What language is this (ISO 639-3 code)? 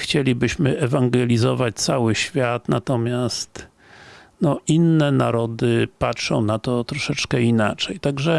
pol